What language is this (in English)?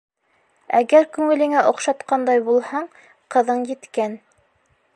Bashkir